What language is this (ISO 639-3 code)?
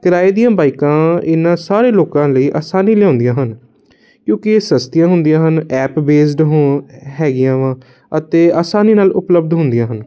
pan